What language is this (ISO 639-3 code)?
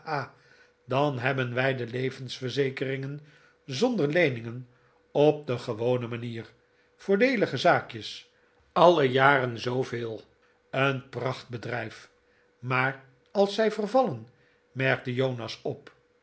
nld